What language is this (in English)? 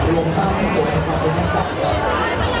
Thai